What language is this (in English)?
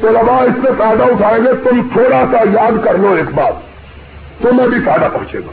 Urdu